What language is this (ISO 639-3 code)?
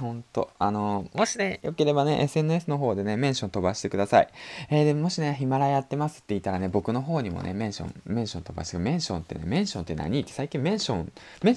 jpn